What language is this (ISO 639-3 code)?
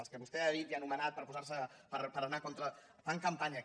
cat